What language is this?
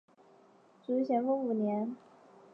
Chinese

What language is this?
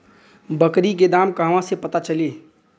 Bhojpuri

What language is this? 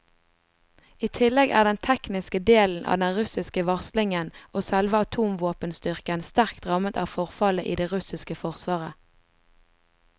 Norwegian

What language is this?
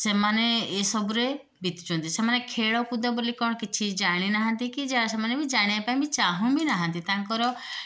Odia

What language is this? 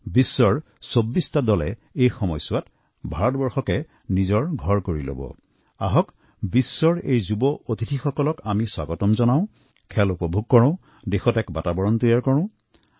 Assamese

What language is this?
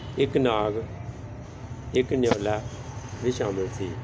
Punjabi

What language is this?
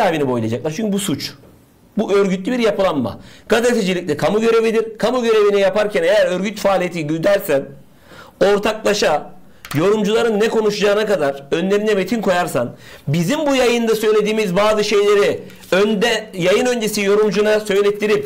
Turkish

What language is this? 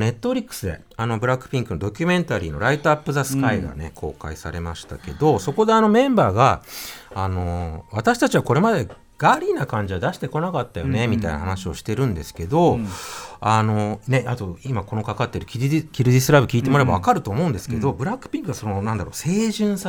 Japanese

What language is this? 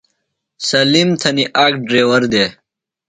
Phalura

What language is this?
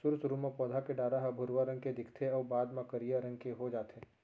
Chhattisgarhi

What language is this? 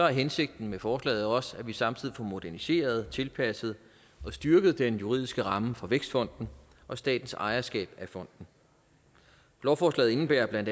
Danish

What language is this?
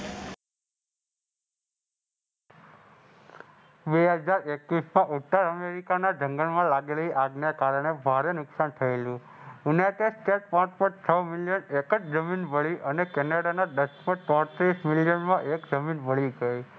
Gujarati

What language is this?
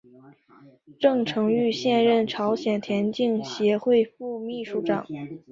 Chinese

